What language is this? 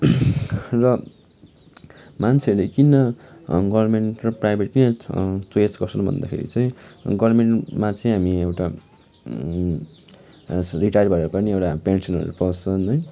Nepali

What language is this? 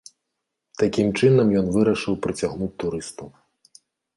Belarusian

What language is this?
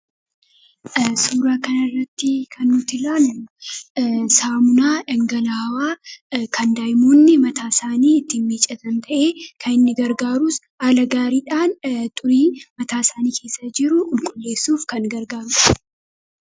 Oromo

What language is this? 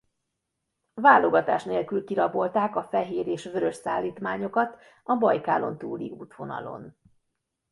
Hungarian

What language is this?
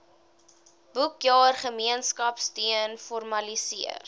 Afrikaans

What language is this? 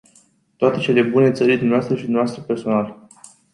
Romanian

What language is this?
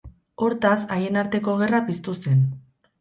Basque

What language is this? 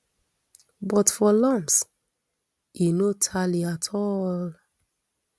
Nigerian Pidgin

